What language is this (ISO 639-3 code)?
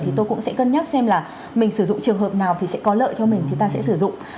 vie